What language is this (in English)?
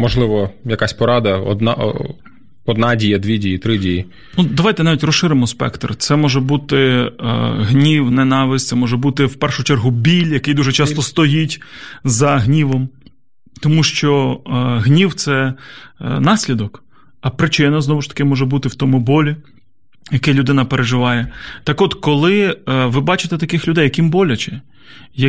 Ukrainian